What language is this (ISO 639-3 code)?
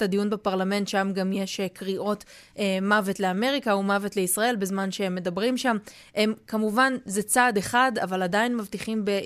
heb